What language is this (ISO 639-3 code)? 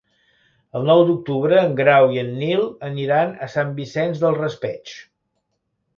cat